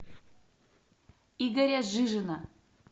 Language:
Russian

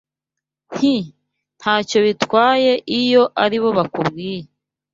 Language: Kinyarwanda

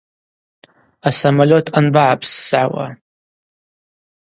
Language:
Abaza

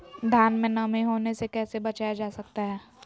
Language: Magahi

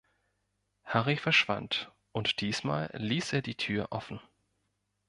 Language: German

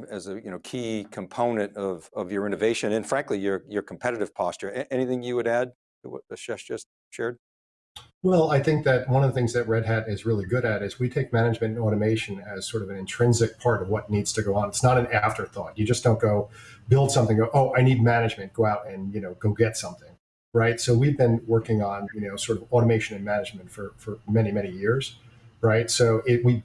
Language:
English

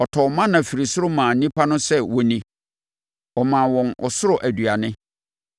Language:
Akan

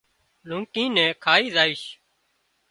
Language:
Wadiyara Koli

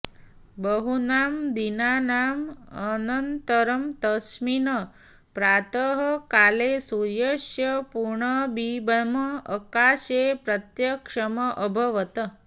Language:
Sanskrit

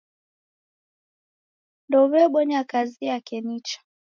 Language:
Taita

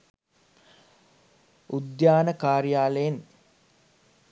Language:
Sinhala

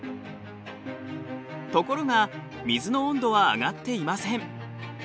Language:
Japanese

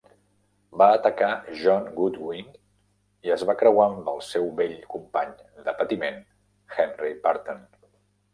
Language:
Catalan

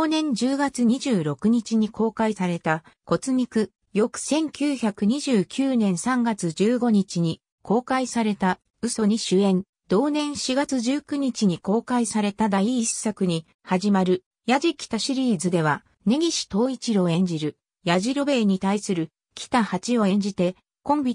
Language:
Japanese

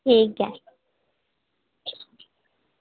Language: Dogri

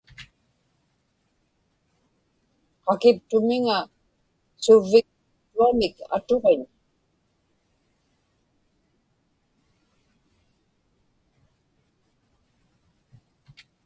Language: Inupiaq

